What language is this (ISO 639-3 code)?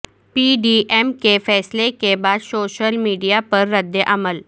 urd